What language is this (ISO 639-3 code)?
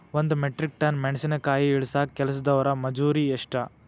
kan